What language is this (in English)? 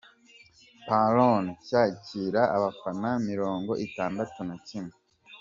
Kinyarwanda